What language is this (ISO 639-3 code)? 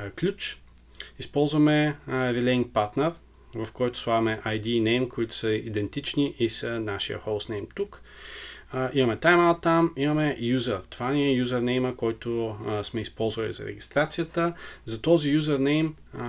bul